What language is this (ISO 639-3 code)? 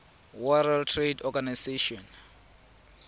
tsn